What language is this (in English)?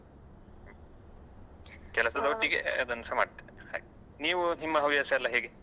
Kannada